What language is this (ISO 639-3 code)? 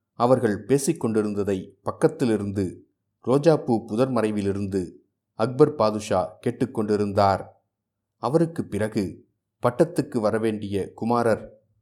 tam